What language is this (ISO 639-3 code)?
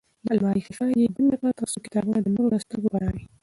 pus